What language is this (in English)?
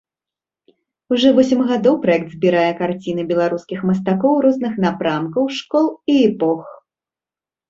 Belarusian